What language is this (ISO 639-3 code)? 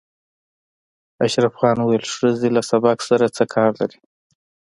pus